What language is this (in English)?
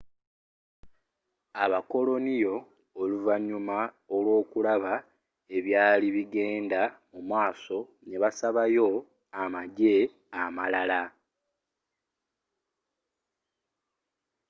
Ganda